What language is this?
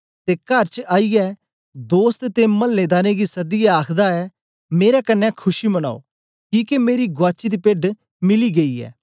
Dogri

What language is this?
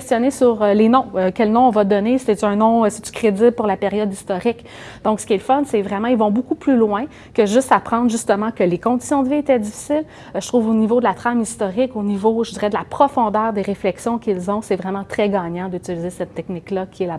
French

